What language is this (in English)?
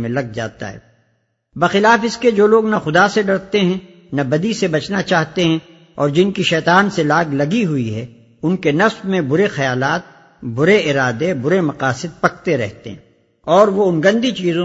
Urdu